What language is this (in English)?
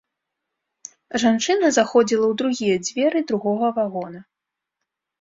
Belarusian